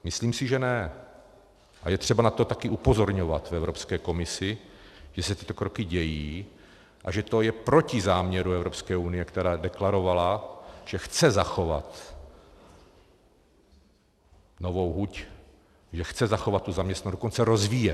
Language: Czech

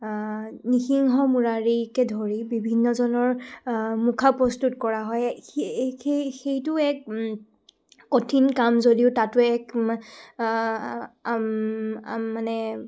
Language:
Assamese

